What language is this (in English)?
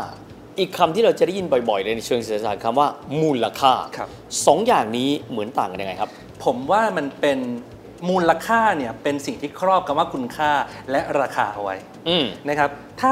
Thai